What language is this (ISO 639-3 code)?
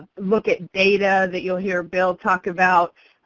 eng